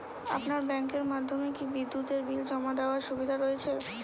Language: Bangla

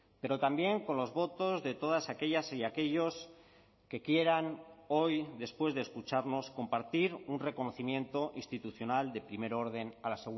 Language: Spanish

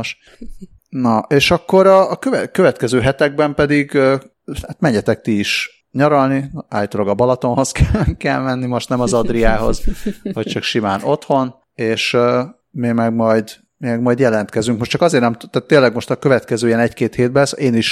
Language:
Hungarian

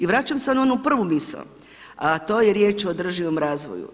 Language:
Croatian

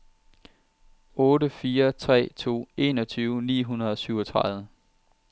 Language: Danish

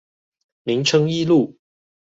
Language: Chinese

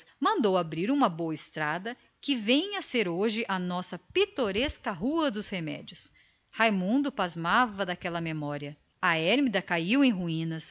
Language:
Portuguese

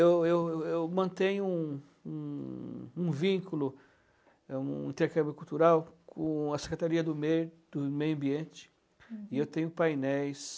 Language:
Portuguese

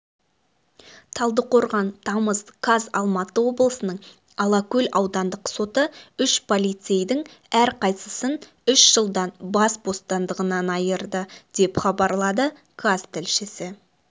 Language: Kazakh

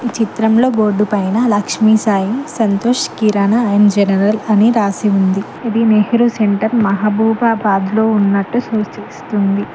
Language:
Telugu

